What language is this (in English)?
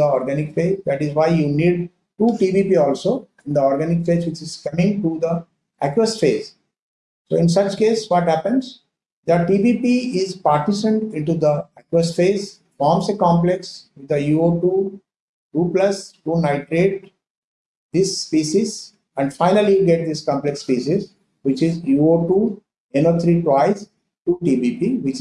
English